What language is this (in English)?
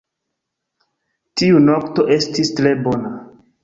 Esperanto